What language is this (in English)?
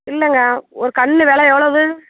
Tamil